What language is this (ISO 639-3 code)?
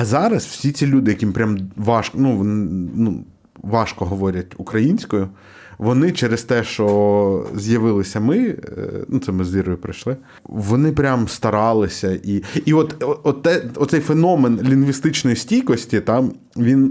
ukr